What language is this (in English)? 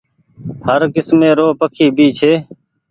Goaria